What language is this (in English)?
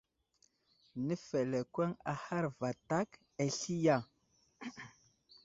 Wuzlam